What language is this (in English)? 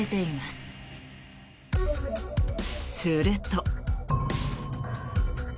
Japanese